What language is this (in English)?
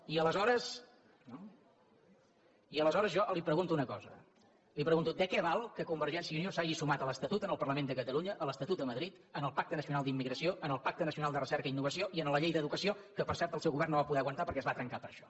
Catalan